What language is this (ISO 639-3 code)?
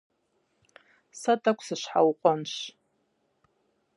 kbd